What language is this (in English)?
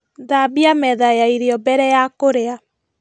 Kikuyu